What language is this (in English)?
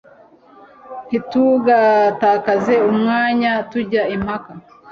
Kinyarwanda